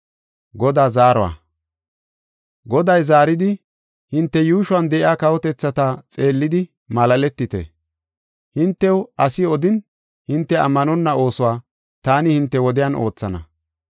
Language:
Gofa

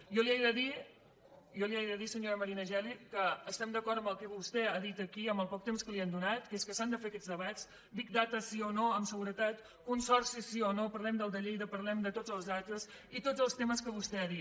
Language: Catalan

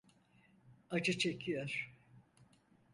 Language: Turkish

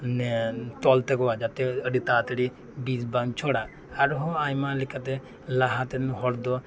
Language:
Santali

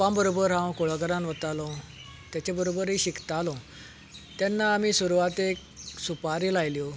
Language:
Konkani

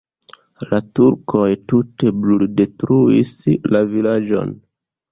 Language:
Esperanto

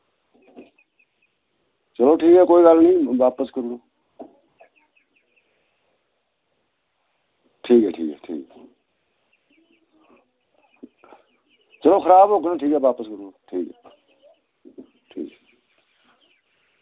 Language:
Dogri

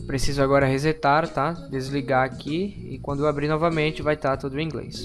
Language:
Portuguese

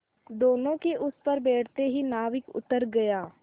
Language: Hindi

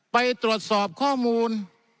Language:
Thai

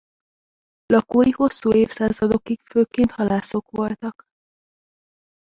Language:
Hungarian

